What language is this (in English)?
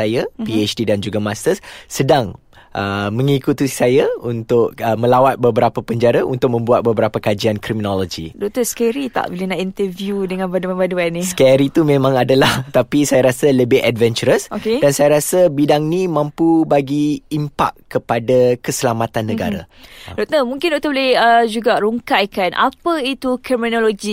Malay